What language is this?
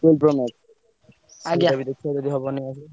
Odia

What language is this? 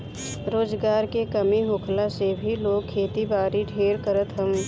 Bhojpuri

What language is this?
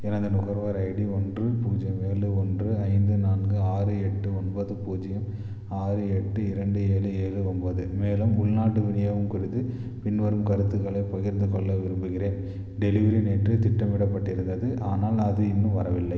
Tamil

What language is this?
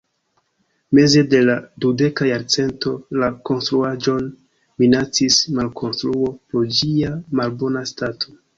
Esperanto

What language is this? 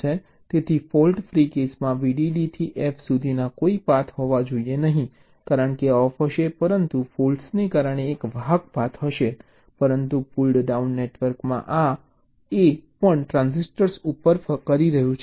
Gujarati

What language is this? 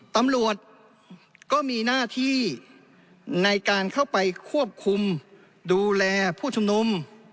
Thai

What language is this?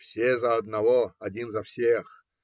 Russian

